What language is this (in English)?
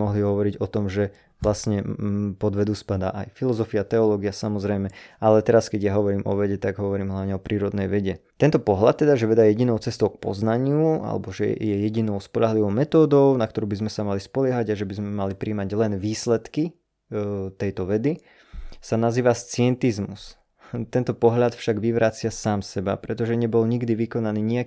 Slovak